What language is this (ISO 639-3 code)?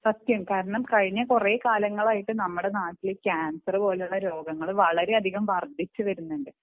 mal